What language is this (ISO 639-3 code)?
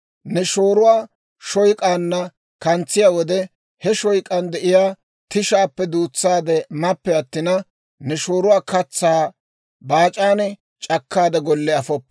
dwr